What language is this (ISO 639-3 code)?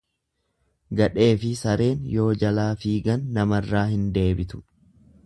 orm